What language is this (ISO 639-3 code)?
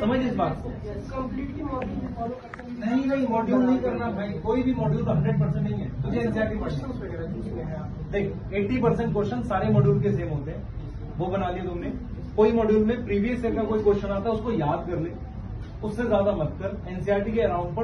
hin